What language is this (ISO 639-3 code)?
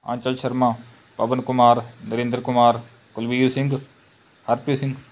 pan